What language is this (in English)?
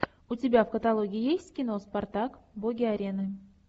Russian